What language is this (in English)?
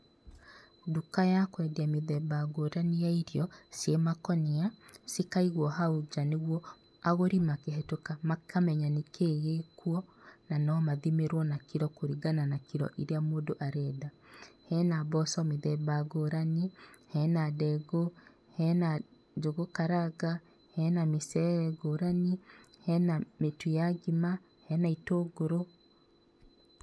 Kikuyu